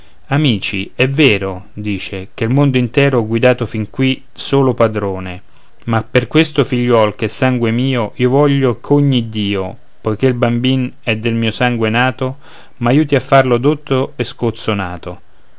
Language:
Italian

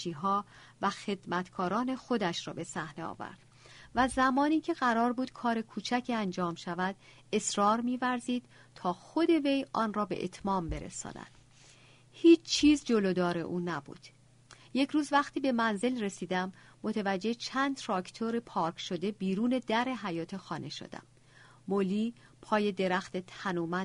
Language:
Persian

